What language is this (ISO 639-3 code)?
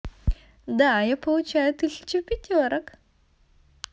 rus